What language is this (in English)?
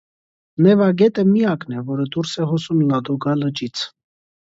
Armenian